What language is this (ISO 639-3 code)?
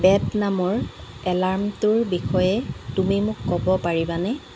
asm